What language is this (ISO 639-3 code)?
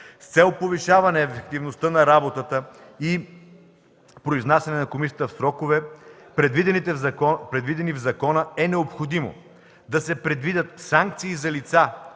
bul